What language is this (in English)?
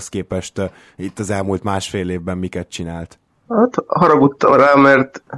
Hungarian